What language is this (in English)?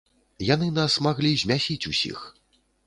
Belarusian